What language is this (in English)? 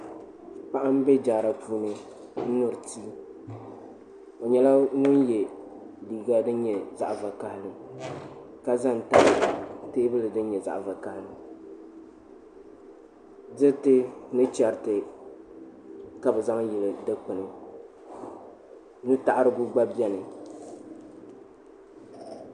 Dagbani